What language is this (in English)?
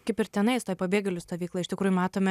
Lithuanian